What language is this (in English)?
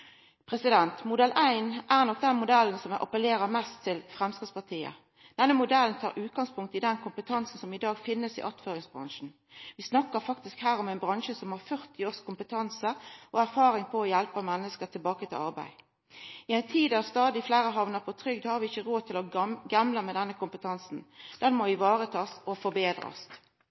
Norwegian Nynorsk